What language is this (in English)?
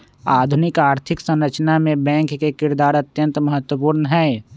Magahi